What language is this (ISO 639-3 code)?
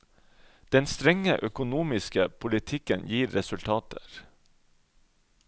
nor